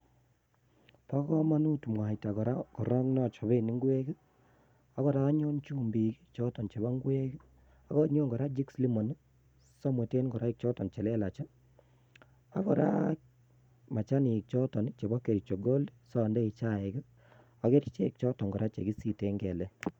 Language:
Kalenjin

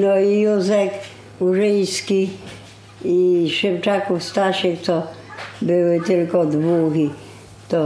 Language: Polish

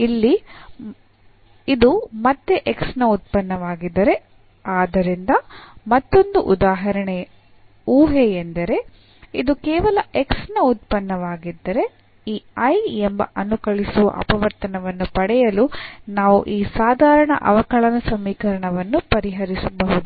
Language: Kannada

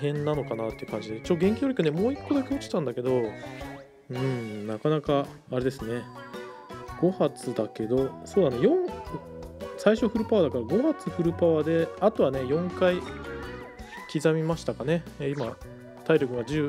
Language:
Japanese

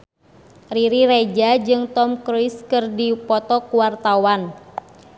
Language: Sundanese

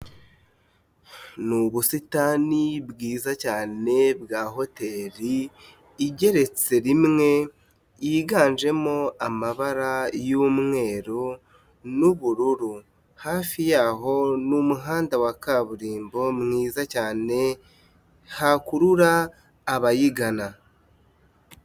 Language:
Kinyarwanda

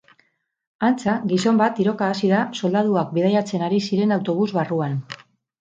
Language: Basque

